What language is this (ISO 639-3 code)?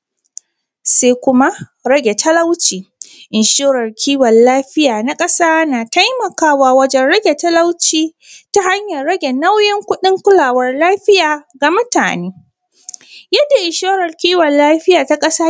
hau